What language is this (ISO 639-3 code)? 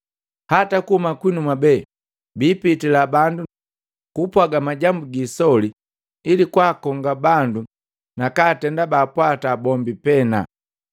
mgv